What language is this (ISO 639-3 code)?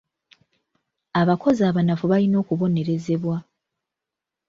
lug